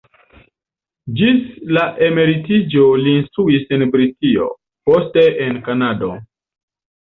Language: Esperanto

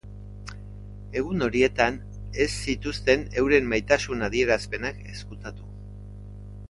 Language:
Basque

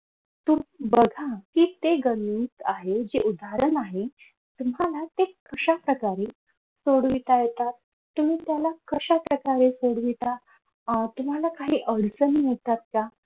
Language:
Marathi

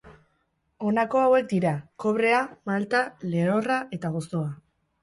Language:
Basque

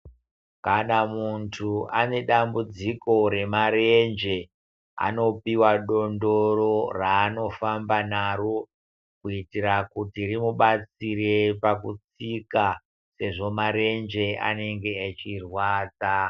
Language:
Ndau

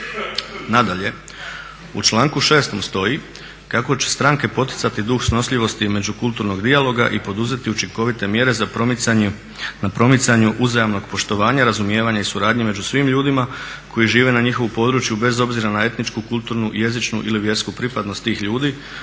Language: Croatian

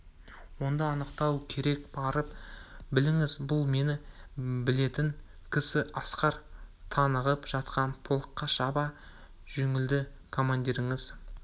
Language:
Kazakh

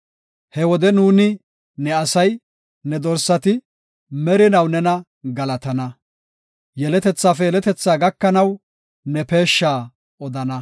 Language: Gofa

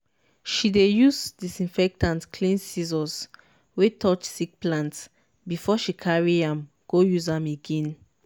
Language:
Nigerian Pidgin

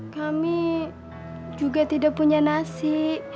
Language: Indonesian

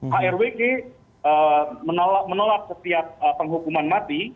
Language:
Indonesian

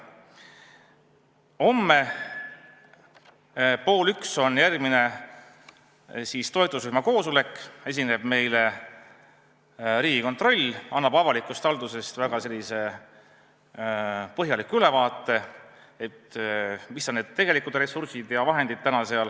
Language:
Estonian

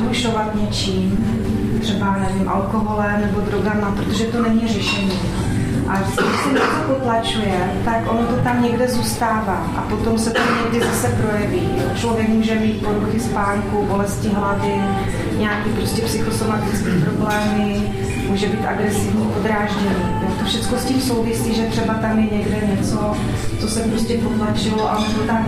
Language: Czech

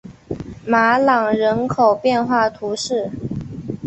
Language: Chinese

